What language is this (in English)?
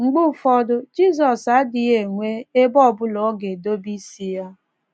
Igbo